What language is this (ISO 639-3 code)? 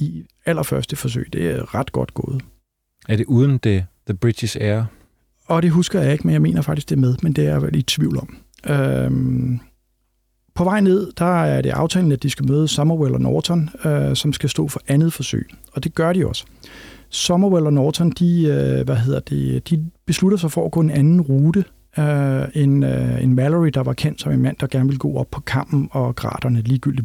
dan